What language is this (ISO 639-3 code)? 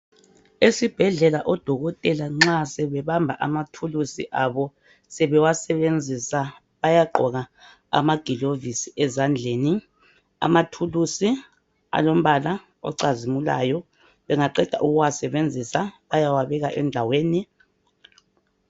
nde